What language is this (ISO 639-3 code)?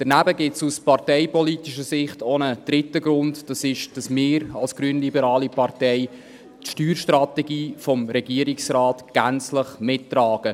gsw